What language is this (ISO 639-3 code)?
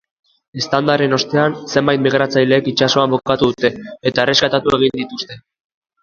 eus